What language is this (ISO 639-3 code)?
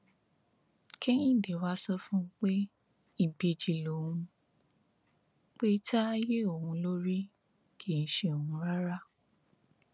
yor